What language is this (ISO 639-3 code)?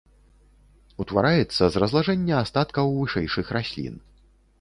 bel